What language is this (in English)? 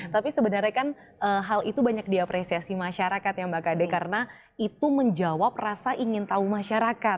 Indonesian